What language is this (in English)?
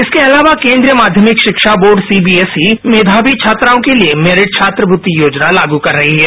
Hindi